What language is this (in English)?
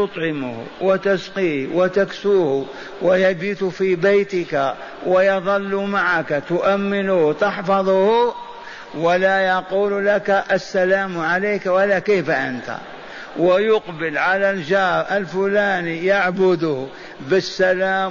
Arabic